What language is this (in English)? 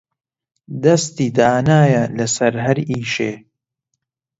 Central Kurdish